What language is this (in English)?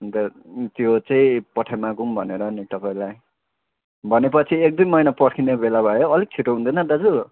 Nepali